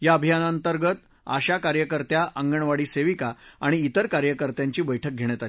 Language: Marathi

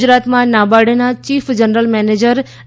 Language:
Gujarati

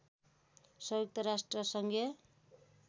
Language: Nepali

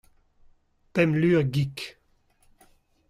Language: Breton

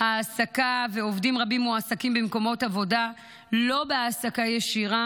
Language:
Hebrew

